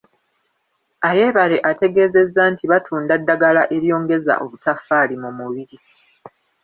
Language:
Ganda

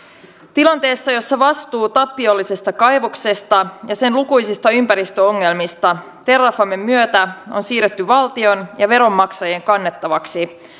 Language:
Finnish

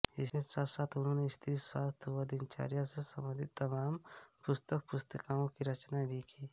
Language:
Hindi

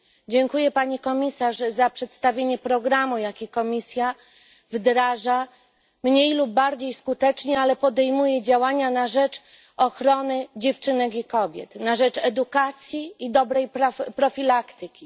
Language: Polish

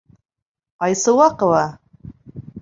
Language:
Bashkir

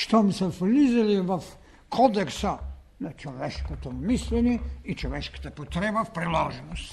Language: Bulgarian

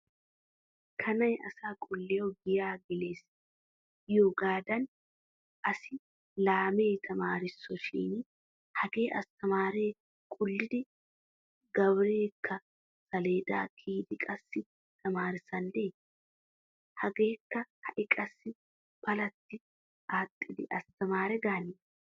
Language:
Wolaytta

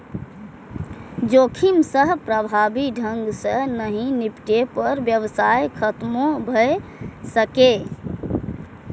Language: Maithili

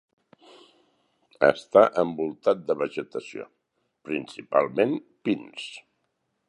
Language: Catalan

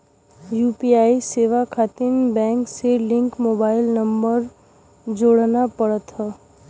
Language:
Bhojpuri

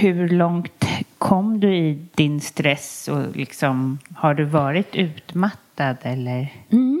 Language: Swedish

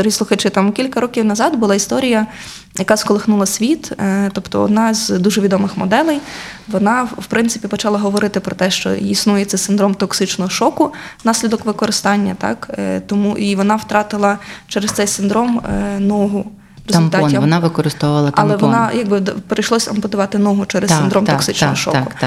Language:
Ukrainian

